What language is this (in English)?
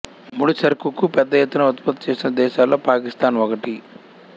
Telugu